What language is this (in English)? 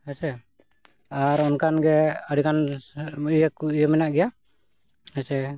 Santali